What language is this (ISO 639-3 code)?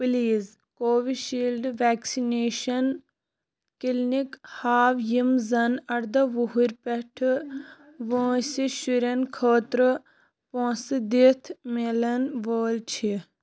kas